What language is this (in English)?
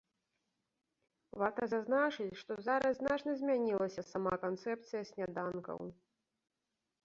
Belarusian